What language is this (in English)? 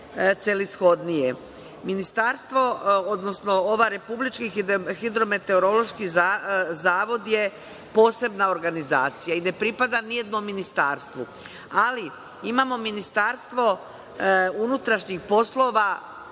Serbian